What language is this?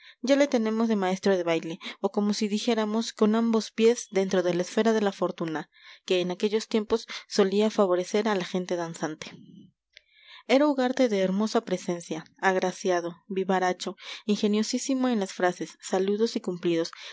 Spanish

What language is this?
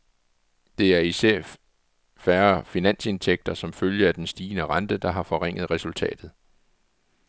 Danish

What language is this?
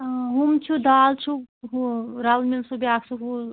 Kashmiri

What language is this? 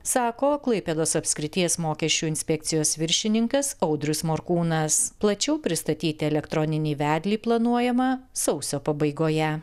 Lithuanian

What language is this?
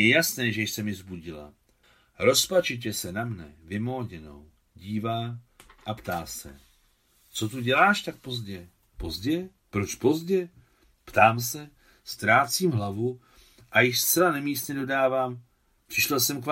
Czech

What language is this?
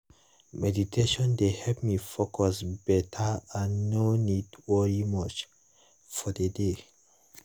Nigerian Pidgin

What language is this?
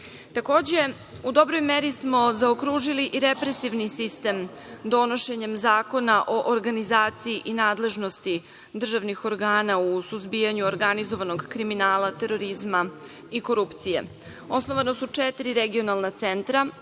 Serbian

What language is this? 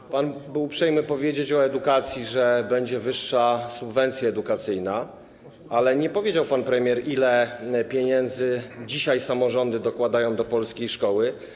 Polish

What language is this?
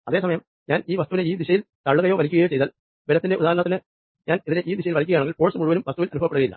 Malayalam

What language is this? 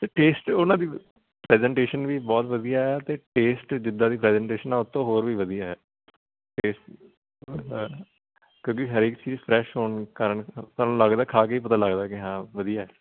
Punjabi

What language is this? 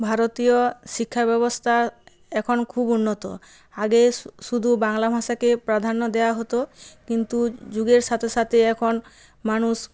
Bangla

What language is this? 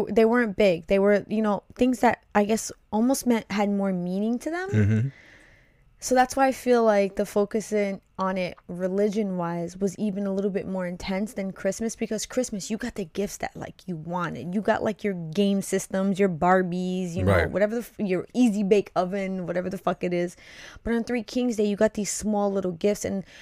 English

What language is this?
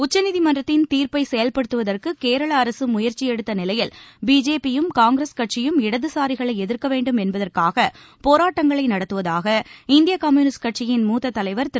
Tamil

